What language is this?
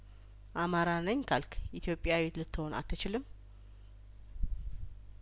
Amharic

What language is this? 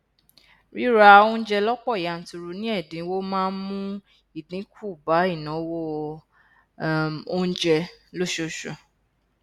Yoruba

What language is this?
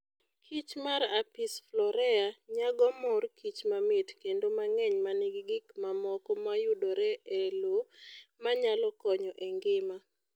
Luo (Kenya and Tanzania)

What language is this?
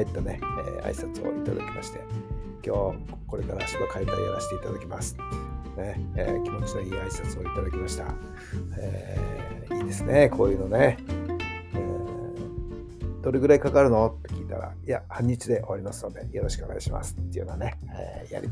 Japanese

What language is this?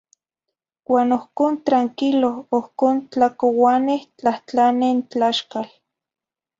Zacatlán-Ahuacatlán-Tepetzintla Nahuatl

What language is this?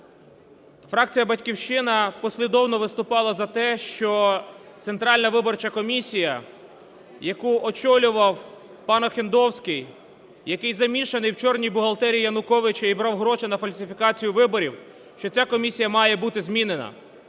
Ukrainian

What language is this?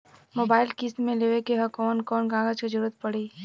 Bhojpuri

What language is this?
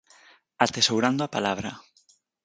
Galician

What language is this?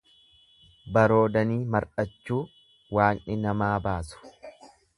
Oromo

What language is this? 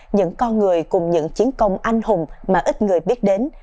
Vietnamese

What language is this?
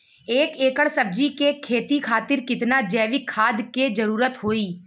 Bhojpuri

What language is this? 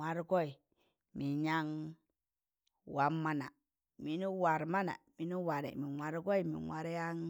Tangale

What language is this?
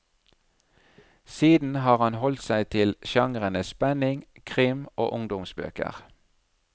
Norwegian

